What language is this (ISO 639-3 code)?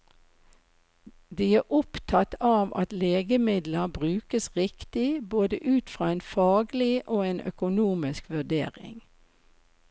nor